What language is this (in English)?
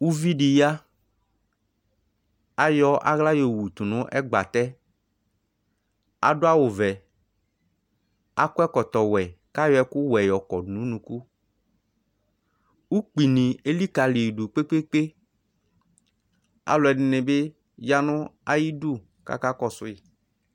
Ikposo